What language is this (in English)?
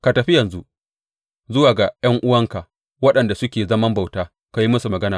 Hausa